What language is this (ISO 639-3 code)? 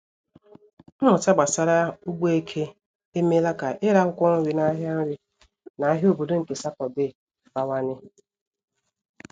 ibo